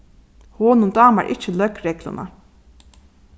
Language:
Faroese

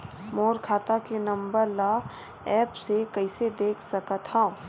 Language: Chhattisgarhi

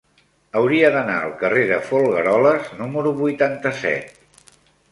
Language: Catalan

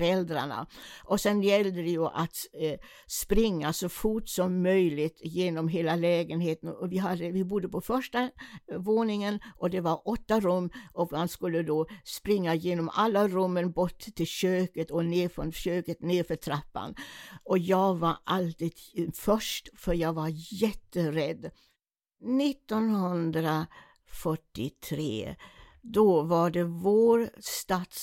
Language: Swedish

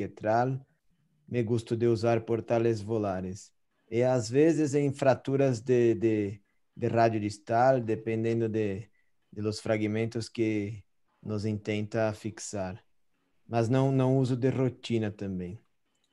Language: Spanish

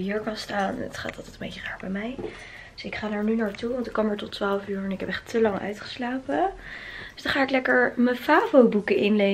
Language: Dutch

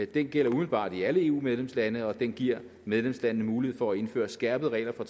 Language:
Danish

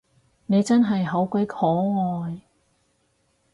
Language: Cantonese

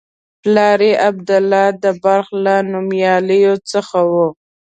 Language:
Pashto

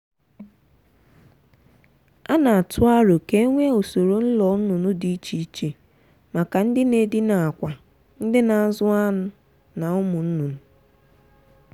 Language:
Igbo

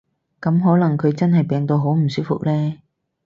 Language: Cantonese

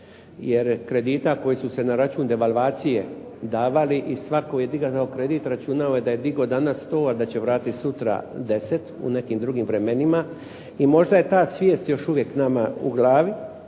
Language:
Croatian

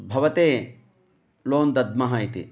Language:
Sanskrit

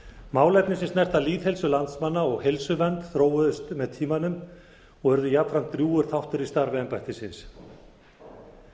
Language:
Icelandic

